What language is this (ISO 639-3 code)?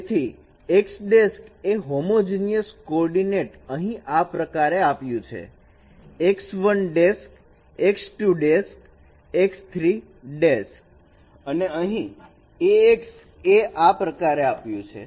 guj